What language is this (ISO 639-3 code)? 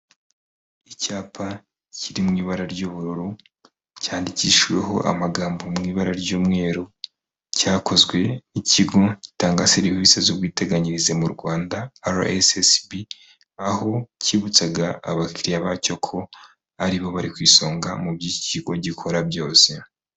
kin